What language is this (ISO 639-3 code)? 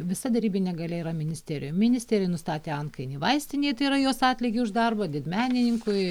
lit